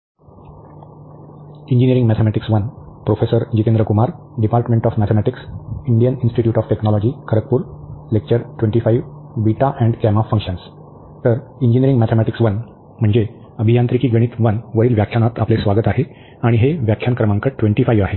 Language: Marathi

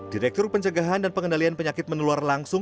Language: Indonesian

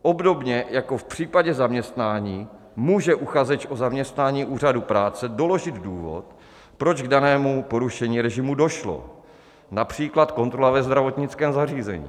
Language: Czech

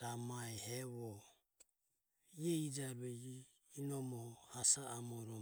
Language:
Ömie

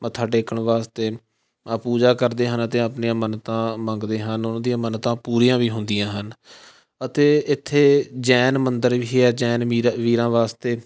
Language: Punjabi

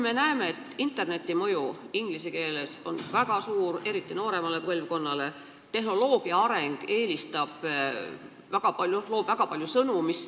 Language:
Estonian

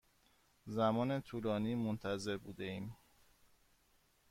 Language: Persian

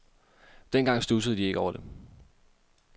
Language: Danish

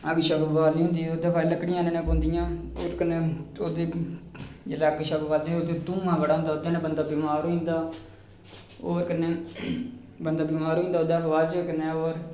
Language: Dogri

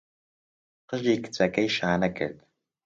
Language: Central Kurdish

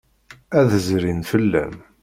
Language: Kabyle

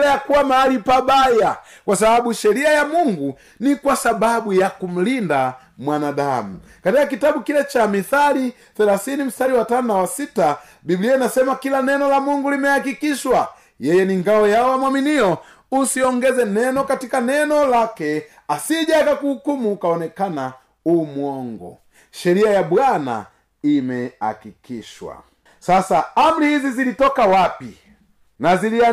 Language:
Swahili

